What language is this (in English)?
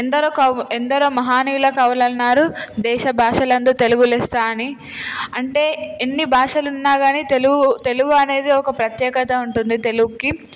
Telugu